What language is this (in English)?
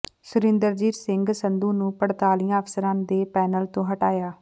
Punjabi